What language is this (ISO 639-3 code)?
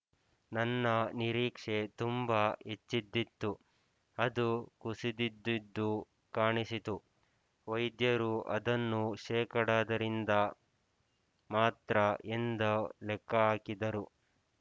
kan